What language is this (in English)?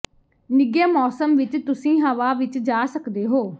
Punjabi